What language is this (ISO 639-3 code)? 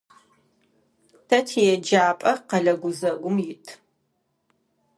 ady